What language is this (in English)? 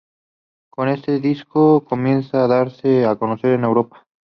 Spanish